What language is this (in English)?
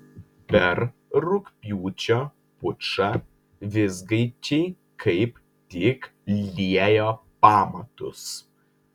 Lithuanian